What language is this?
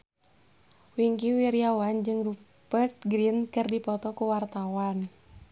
Sundanese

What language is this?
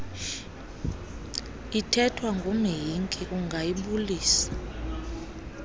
Xhosa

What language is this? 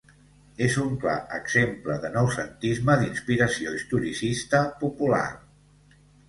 Catalan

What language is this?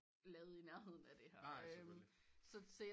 Danish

